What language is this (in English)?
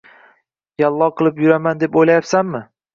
Uzbek